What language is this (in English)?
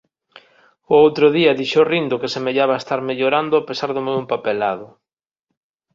Galician